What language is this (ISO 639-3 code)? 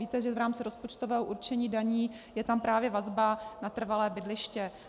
ces